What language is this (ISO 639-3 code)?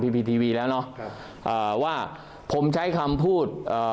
tha